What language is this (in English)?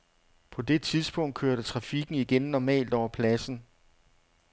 Danish